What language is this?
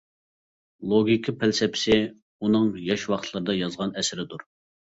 Uyghur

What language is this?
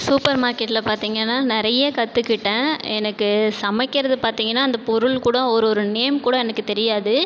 Tamil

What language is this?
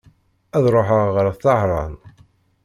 Kabyle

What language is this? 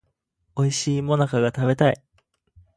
Japanese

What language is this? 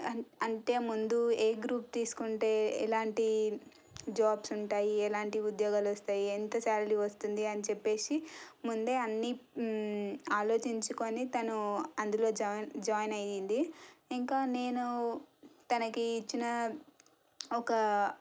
Telugu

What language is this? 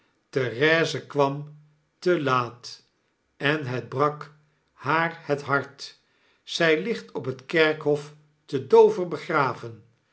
Dutch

